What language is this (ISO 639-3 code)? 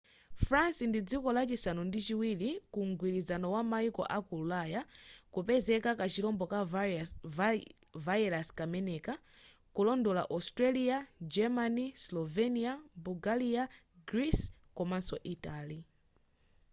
nya